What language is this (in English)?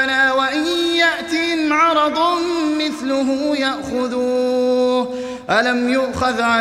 Arabic